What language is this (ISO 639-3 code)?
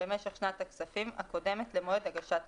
heb